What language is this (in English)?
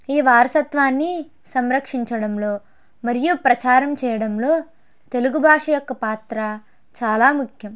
Telugu